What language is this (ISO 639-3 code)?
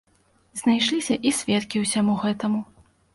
bel